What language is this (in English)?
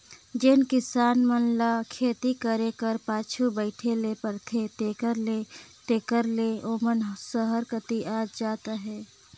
Chhattisgarhi